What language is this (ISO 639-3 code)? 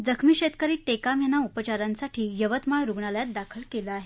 mar